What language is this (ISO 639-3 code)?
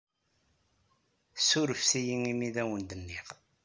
kab